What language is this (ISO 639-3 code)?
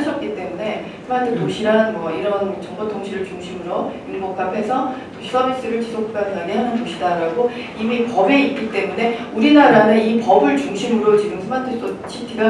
kor